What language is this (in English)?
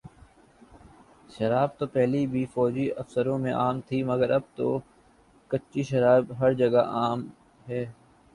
Urdu